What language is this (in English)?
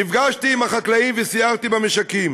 Hebrew